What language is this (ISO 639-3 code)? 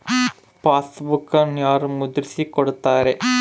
kan